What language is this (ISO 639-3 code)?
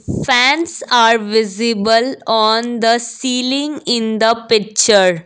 eng